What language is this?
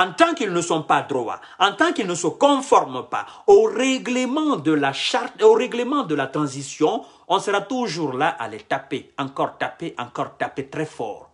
French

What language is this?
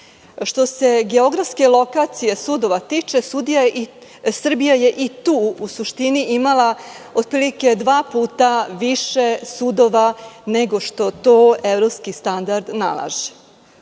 Serbian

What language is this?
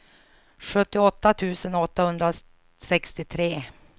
Swedish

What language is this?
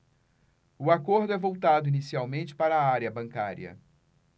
Portuguese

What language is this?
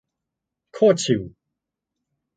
Thai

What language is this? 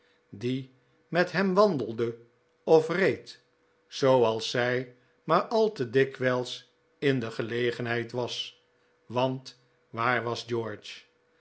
Dutch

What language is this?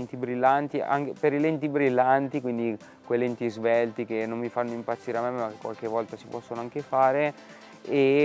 Italian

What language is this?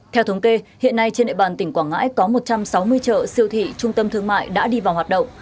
Vietnamese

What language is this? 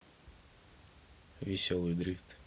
Russian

